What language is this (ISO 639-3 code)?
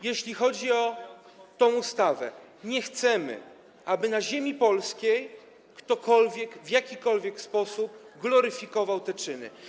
pol